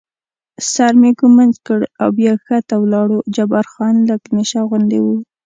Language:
Pashto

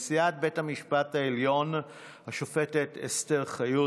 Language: Hebrew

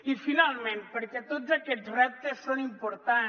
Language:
Catalan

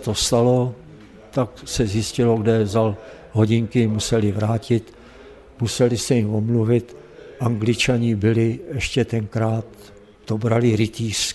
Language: Czech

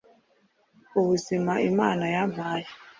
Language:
Kinyarwanda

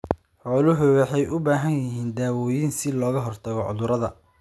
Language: Somali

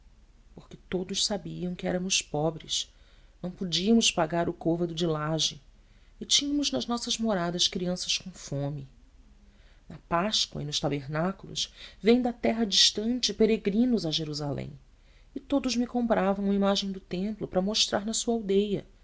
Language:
Portuguese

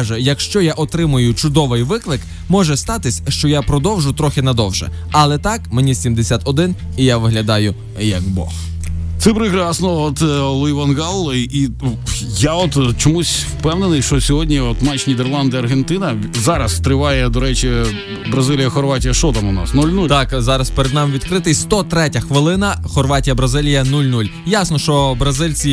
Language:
Ukrainian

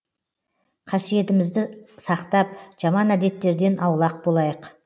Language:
Kazakh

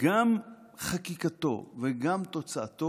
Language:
Hebrew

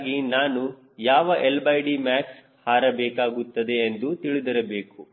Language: Kannada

